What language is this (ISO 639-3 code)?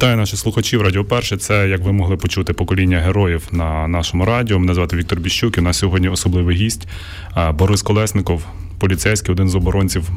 ukr